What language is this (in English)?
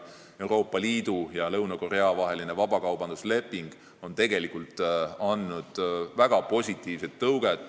Estonian